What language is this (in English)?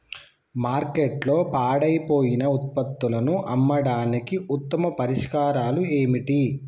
Telugu